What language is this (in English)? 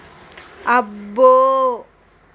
Telugu